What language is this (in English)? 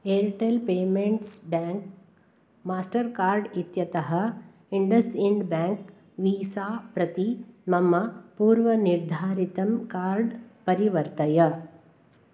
Sanskrit